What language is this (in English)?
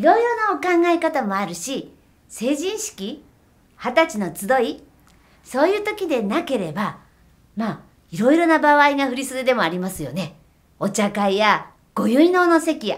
Japanese